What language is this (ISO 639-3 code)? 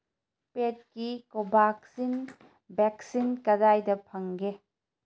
mni